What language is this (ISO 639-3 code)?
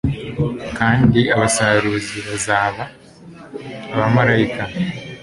kin